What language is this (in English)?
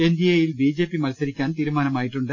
Malayalam